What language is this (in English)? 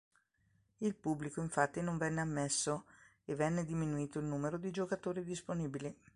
Italian